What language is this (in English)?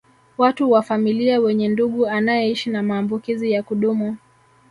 Swahili